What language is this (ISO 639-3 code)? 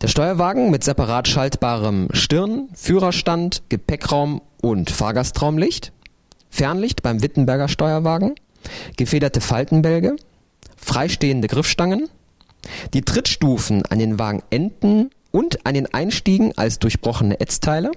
deu